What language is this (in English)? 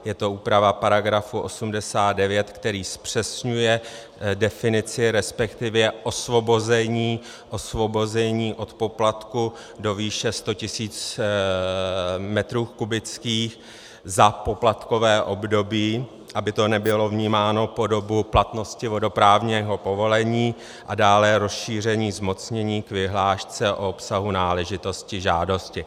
Czech